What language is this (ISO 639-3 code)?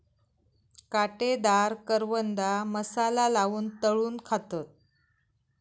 mar